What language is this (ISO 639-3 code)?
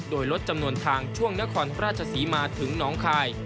tha